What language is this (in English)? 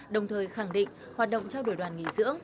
Vietnamese